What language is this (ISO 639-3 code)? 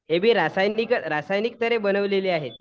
mar